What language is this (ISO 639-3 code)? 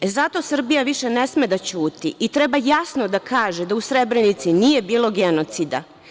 srp